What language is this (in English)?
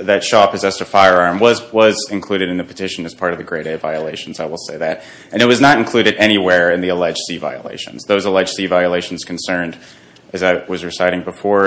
English